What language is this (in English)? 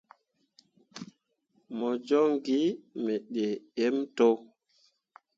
Mundang